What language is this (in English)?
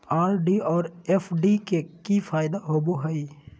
Magahi